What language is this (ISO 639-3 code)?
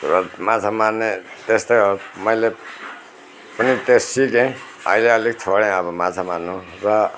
nep